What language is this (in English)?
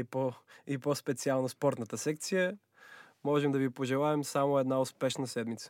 Bulgarian